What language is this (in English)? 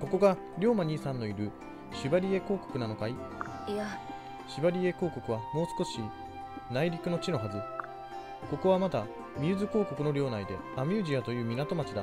Japanese